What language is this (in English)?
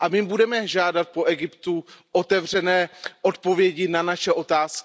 Czech